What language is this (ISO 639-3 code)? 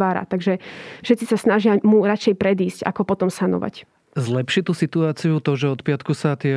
slk